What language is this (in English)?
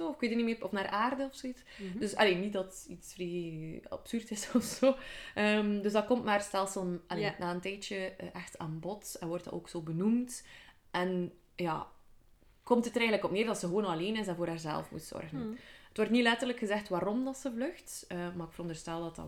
Dutch